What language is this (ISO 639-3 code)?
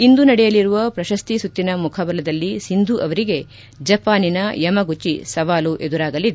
kan